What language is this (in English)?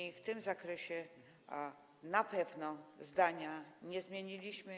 Polish